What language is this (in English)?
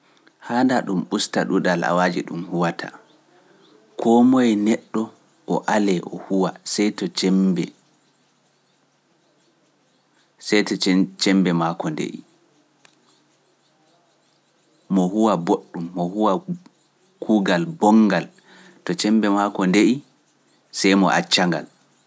Pular